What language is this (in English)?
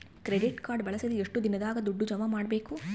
Kannada